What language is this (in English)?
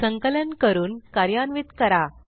Marathi